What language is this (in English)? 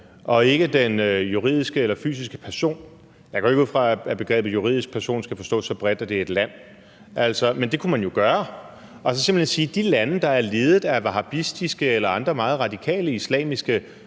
Danish